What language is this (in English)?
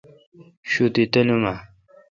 Kalkoti